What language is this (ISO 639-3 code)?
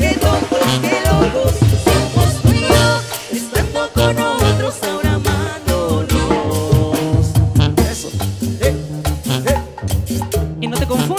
ind